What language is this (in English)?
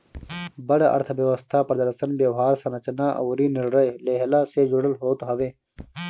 Bhojpuri